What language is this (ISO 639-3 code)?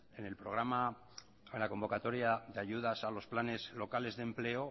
spa